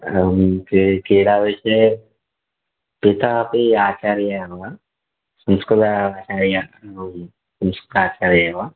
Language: Sanskrit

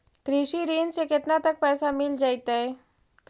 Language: Magahi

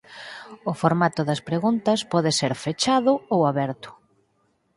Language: Galician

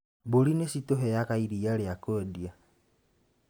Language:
Kikuyu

